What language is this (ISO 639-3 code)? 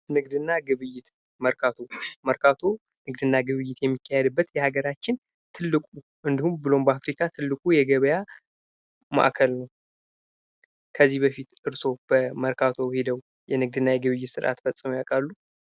amh